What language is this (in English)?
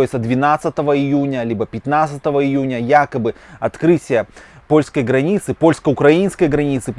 Russian